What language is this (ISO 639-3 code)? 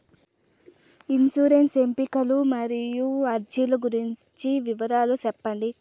tel